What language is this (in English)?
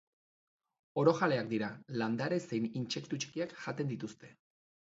Basque